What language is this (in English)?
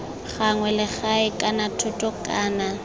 Tswana